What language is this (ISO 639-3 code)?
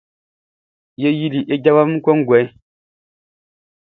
bci